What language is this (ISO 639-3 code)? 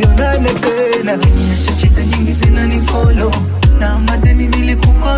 swa